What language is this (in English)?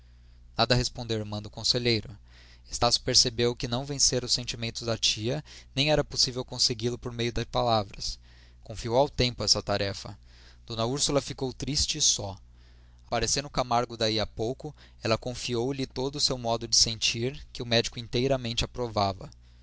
Portuguese